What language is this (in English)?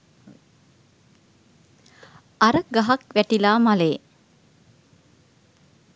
Sinhala